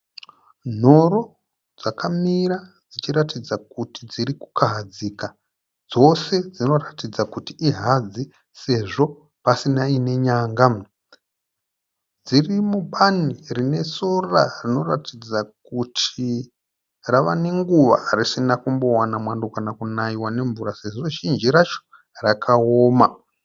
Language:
Shona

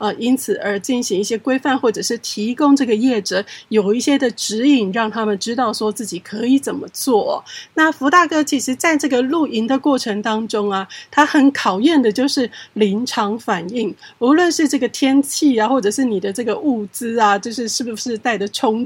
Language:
Chinese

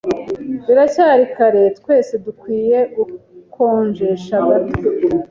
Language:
Kinyarwanda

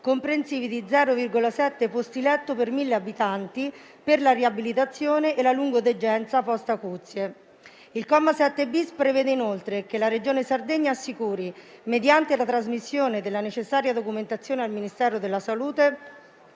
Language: Italian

